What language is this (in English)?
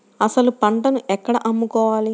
Telugu